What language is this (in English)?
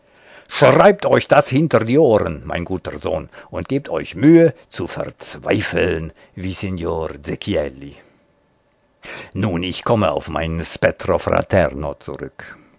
German